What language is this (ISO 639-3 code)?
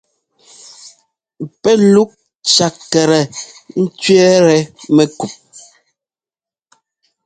jgo